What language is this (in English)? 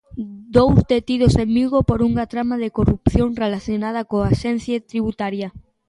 Galician